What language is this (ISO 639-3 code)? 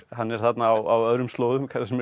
isl